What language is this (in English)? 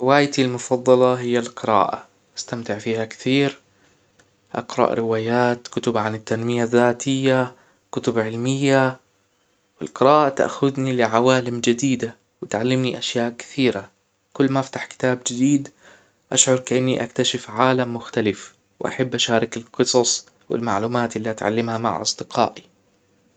Hijazi Arabic